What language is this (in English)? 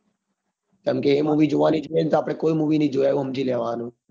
Gujarati